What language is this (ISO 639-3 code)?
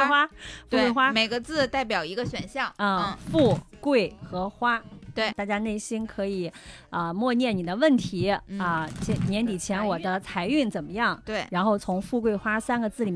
zho